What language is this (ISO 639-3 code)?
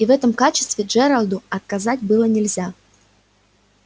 rus